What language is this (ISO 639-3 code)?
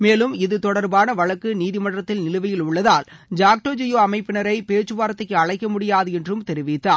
tam